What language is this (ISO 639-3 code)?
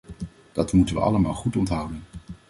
nld